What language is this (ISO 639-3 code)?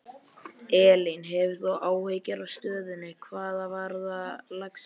isl